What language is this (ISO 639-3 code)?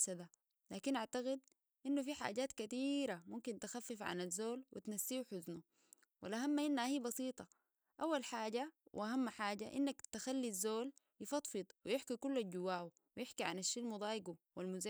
apd